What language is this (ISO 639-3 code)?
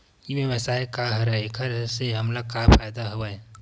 hne